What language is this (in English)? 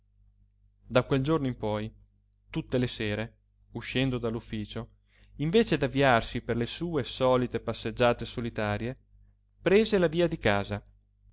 Italian